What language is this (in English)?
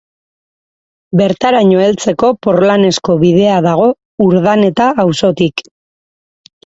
Basque